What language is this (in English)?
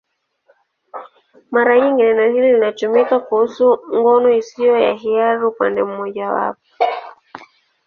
Swahili